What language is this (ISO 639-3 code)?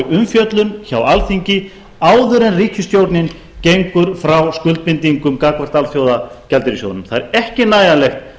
isl